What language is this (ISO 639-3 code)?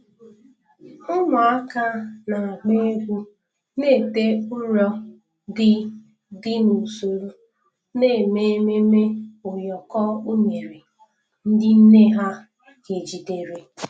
ibo